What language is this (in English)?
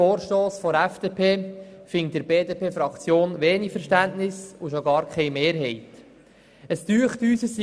Swiss German